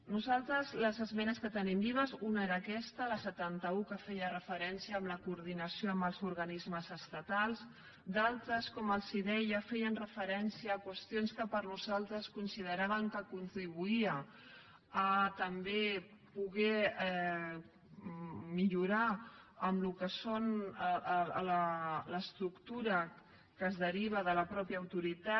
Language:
Catalan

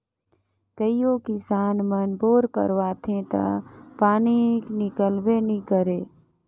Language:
Chhattisgarhi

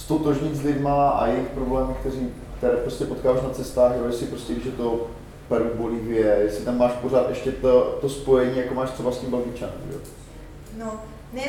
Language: Czech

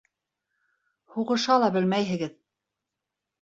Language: Bashkir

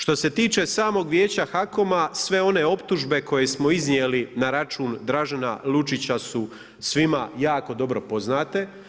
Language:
Croatian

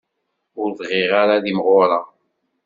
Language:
Kabyle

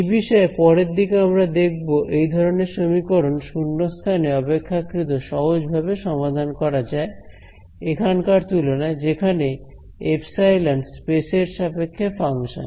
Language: Bangla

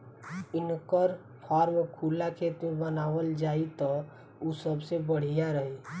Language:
Bhojpuri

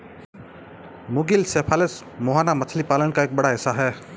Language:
Hindi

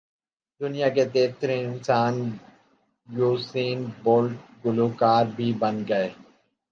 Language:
Urdu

